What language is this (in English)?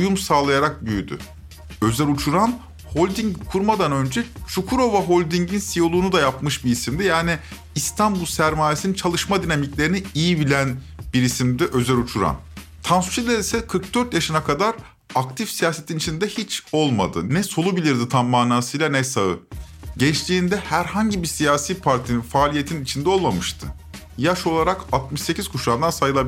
Turkish